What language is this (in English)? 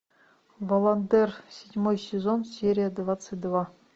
Russian